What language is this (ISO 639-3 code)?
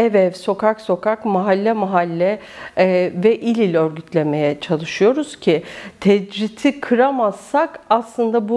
tur